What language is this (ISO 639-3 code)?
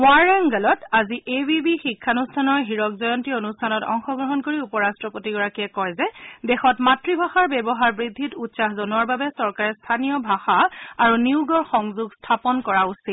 asm